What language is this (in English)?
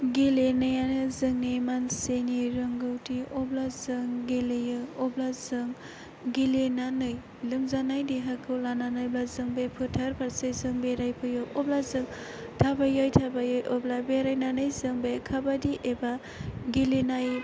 Bodo